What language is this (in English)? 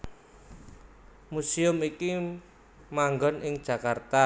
Javanese